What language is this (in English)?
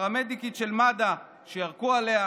Hebrew